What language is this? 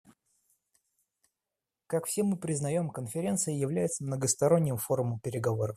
Russian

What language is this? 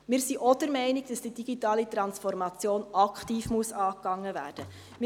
Swiss German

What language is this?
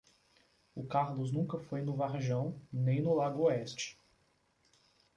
Portuguese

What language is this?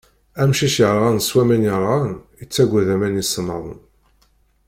Kabyle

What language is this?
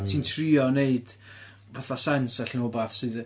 Welsh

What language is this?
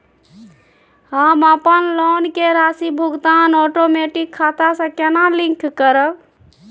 Maithili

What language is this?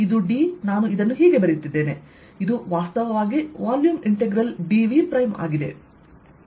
Kannada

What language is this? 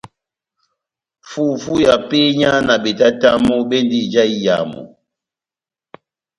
Batanga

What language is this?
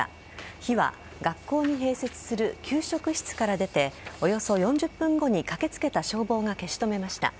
Japanese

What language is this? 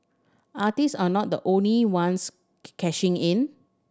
English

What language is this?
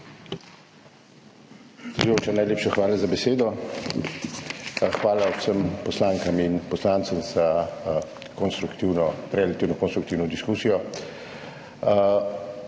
Slovenian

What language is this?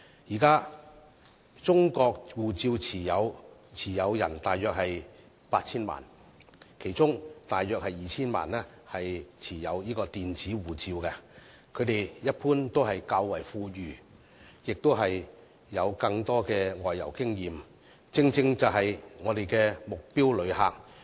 Cantonese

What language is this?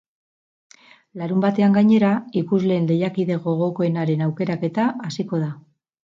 Basque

